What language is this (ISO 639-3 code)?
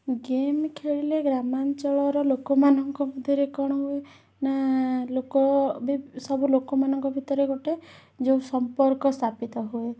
ori